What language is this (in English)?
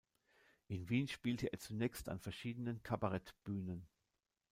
German